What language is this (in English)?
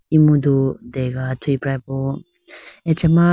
Idu-Mishmi